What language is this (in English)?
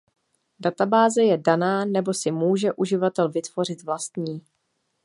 Czech